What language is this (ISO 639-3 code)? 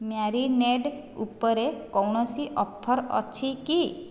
ori